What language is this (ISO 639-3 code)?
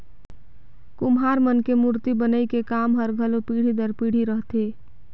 hne